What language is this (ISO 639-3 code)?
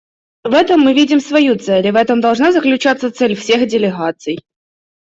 rus